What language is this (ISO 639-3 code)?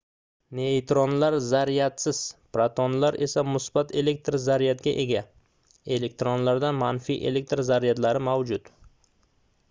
uzb